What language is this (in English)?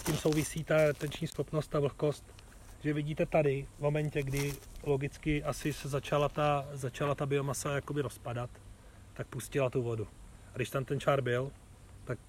Czech